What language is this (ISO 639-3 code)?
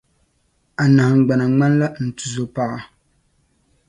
dag